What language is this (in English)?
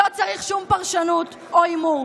Hebrew